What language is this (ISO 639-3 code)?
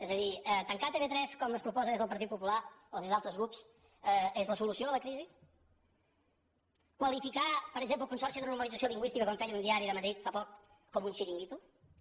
cat